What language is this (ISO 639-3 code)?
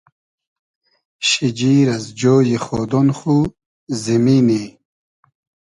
haz